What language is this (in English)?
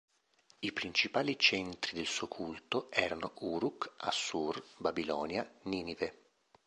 Italian